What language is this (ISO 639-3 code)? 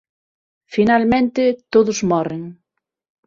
glg